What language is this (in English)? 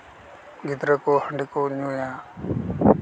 Santali